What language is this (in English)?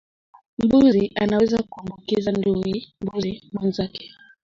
Swahili